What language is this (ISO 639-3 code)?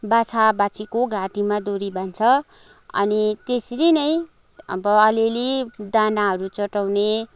nep